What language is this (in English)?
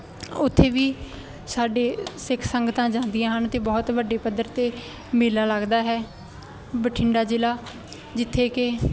Punjabi